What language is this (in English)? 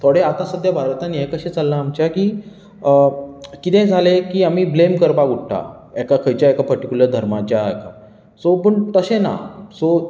Konkani